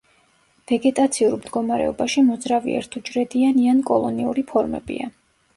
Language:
Georgian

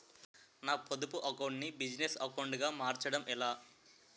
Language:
Telugu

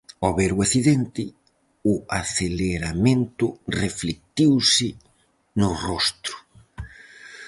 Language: Galician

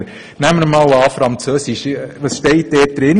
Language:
Swiss German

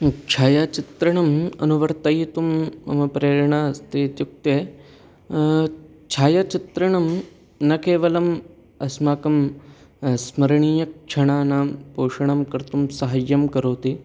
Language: Sanskrit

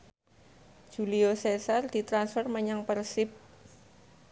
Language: Javanese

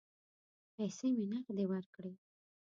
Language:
Pashto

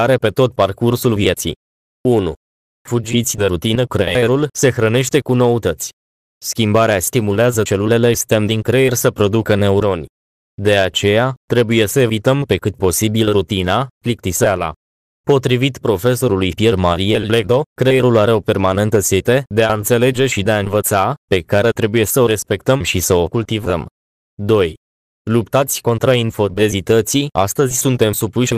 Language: Romanian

